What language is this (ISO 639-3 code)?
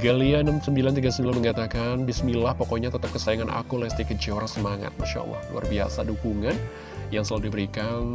ind